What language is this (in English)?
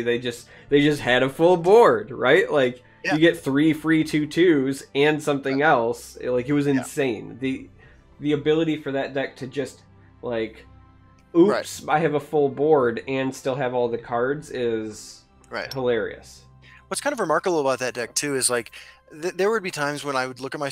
English